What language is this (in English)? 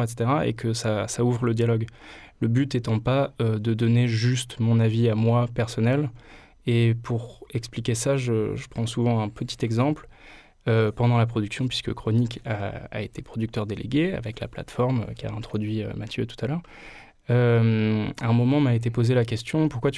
French